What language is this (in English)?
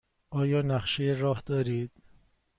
Persian